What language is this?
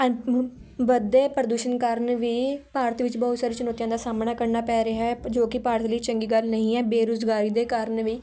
Punjabi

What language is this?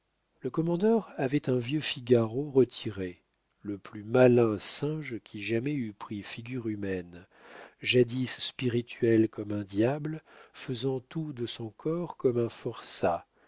French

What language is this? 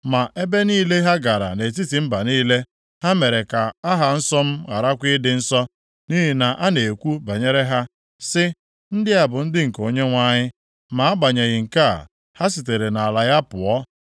Igbo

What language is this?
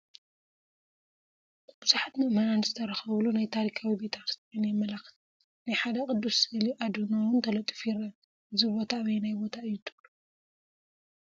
Tigrinya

